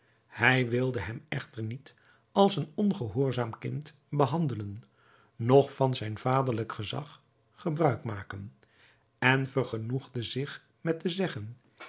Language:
Dutch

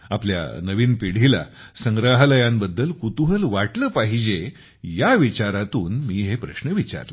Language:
Marathi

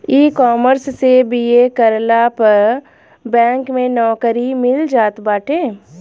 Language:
Bhojpuri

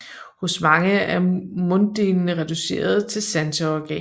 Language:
Danish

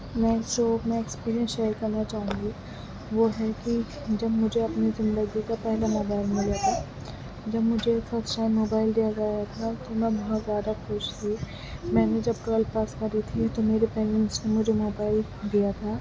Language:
Urdu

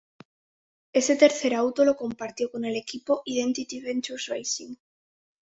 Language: Spanish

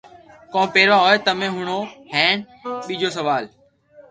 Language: Loarki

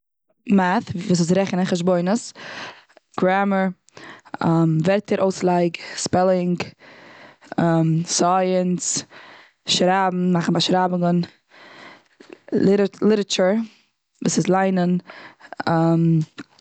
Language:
Yiddish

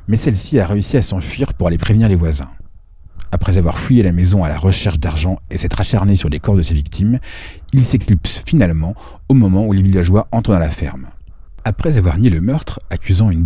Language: French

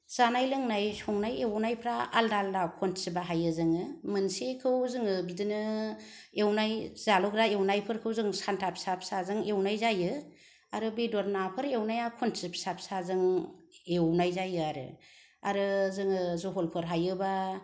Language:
Bodo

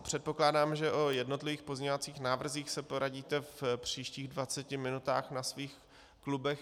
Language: Czech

